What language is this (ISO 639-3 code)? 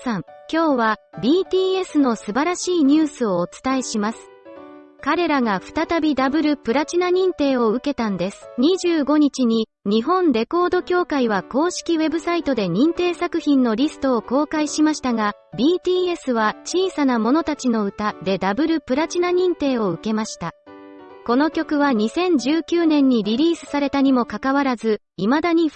jpn